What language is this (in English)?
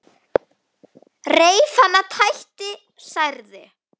Icelandic